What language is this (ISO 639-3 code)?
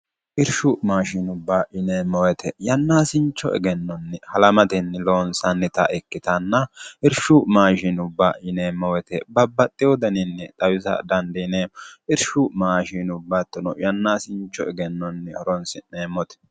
sid